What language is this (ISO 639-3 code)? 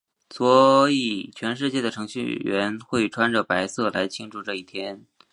zho